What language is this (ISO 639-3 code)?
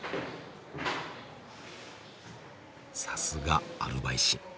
jpn